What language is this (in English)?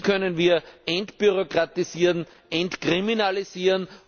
German